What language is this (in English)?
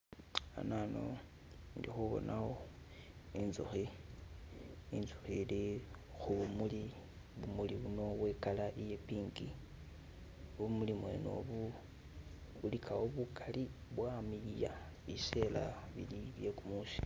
Masaaba